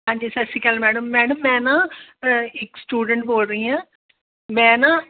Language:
Punjabi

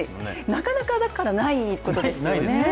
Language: Japanese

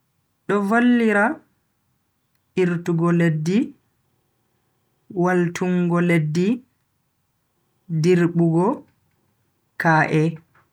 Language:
Bagirmi Fulfulde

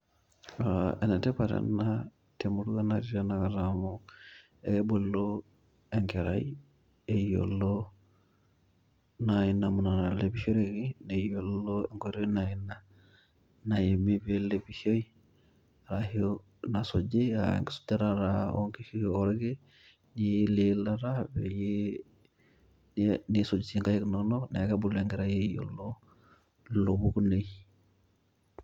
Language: Masai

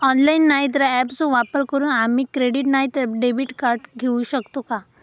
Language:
Marathi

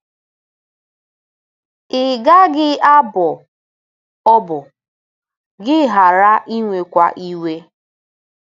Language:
Igbo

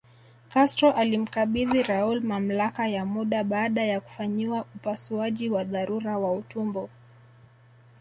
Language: Swahili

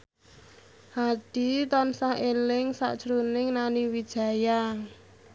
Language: Javanese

